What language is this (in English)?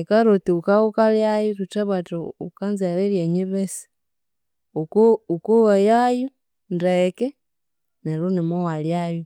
Konzo